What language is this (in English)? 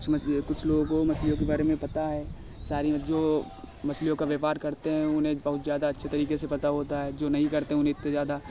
Hindi